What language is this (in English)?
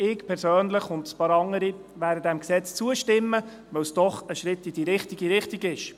Swiss German